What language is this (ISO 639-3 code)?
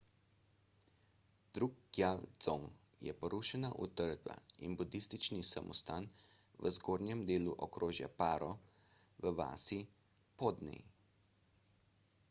slv